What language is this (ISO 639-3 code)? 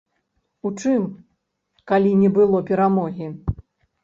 bel